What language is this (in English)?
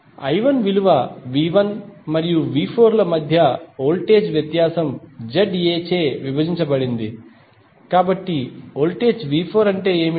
Telugu